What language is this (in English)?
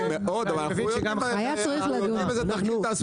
Hebrew